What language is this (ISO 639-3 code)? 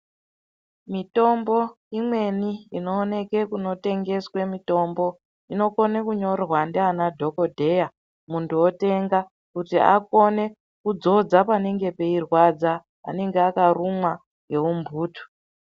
ndc